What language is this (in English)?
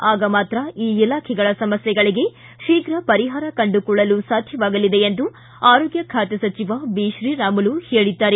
Kannada